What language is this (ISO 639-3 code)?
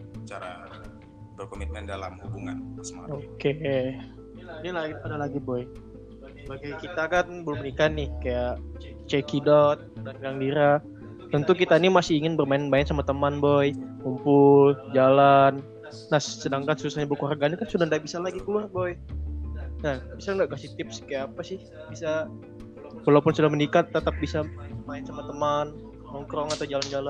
ind